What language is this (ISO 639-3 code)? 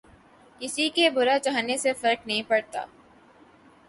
urd